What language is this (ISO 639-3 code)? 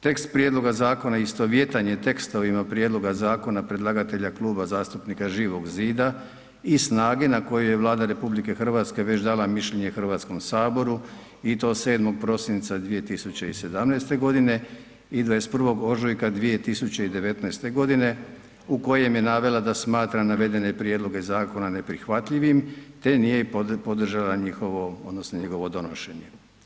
hrv